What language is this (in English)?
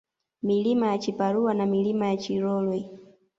Swahili